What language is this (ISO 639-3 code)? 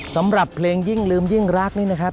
tha